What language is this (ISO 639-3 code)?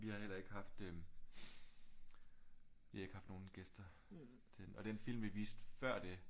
dan